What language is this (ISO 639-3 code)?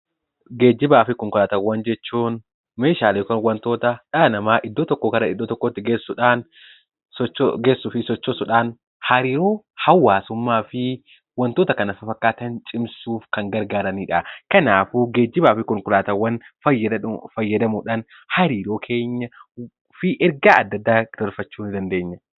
orm